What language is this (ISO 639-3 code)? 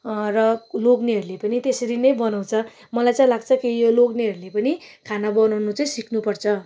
nep